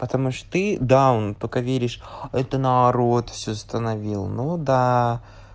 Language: Russian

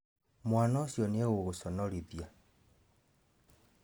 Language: Kikuyu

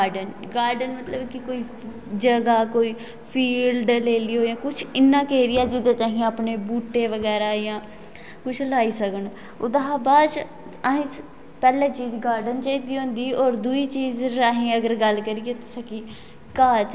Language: Dogri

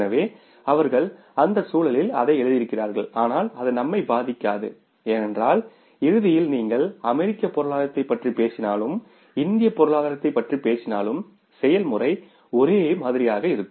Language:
Tamil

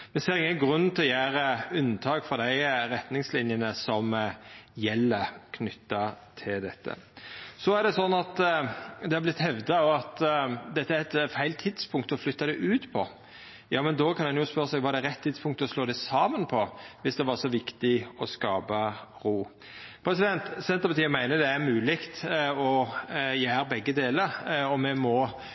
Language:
Norwegian Nynorsk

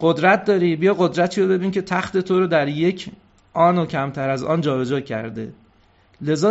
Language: Persian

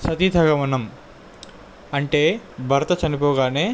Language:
Telugu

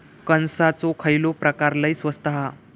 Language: Marathi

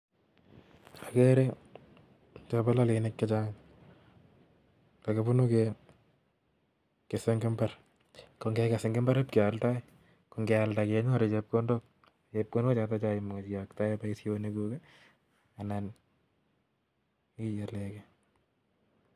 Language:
Kalenjin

